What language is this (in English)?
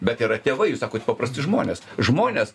Lithuanian